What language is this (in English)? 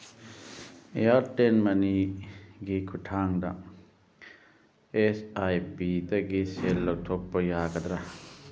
Manipuri